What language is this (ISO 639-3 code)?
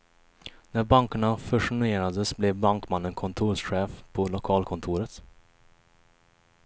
swe